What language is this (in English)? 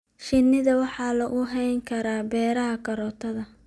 Somali